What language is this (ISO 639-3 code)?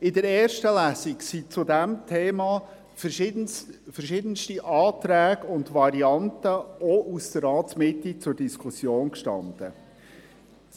gsw